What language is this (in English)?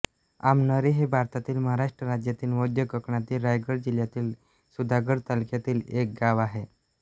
Marathi